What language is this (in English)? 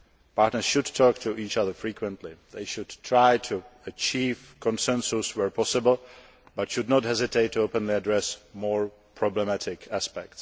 English